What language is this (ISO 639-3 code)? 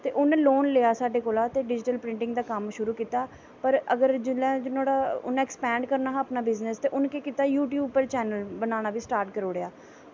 doi